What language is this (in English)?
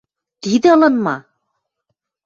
Western Mari